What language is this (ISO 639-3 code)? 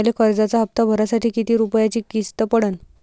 mar